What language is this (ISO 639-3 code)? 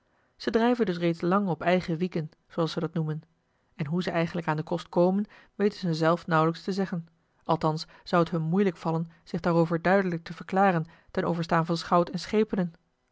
nld